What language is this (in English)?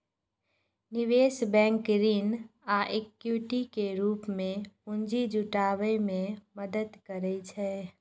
Maithili